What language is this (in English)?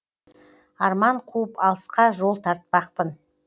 Kazakh